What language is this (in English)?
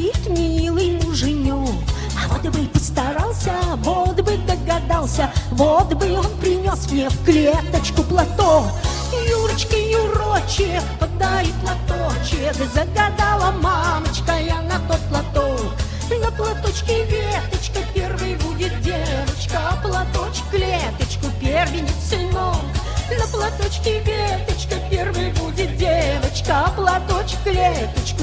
Russian